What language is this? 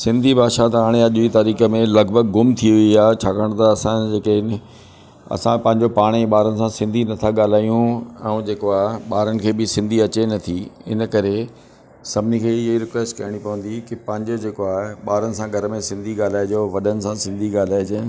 Sindhi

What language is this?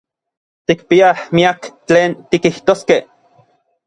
Orizaba Nahuatl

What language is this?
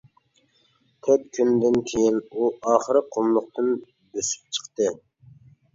Uyghur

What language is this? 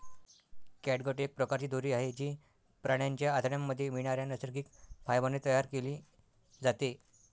Marathi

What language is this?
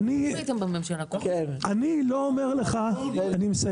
Hebrew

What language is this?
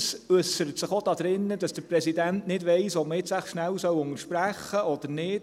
Swiss German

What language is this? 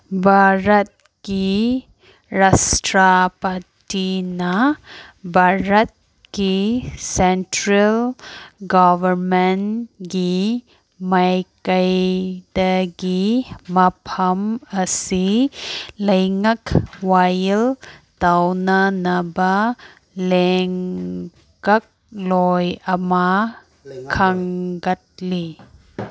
Manipuri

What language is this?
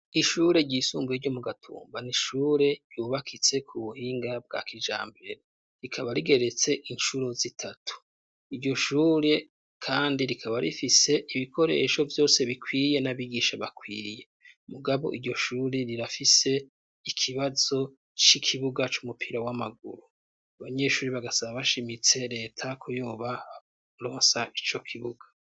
Rundi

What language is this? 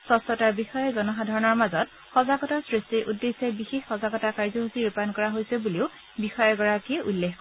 Assamese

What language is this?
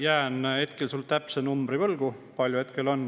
Estonian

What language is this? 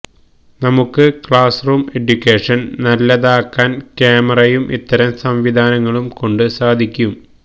Malayalam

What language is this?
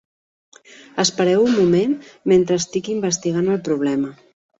Catalan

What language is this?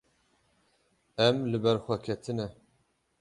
Kurdish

